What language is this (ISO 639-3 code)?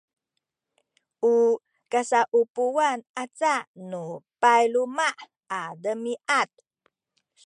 szy